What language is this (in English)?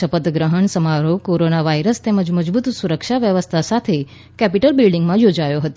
Gujarati